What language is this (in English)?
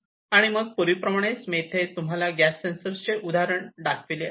Marathi